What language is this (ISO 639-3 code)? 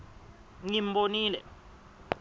ssw